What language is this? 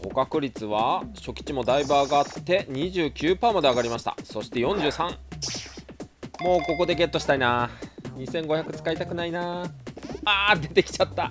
Japanese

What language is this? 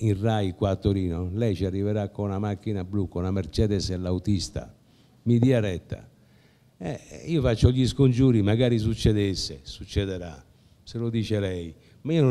Italian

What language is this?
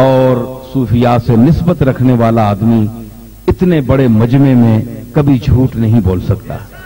Dutch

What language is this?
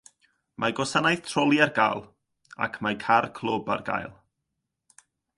Welsh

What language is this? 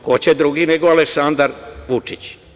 Serbian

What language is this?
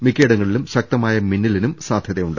Malayalam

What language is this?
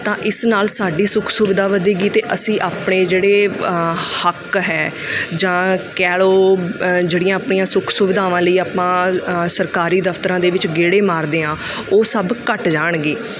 Punjabi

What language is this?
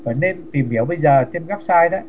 Vietnamese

